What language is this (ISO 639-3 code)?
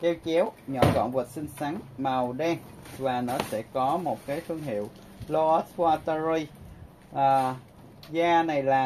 vie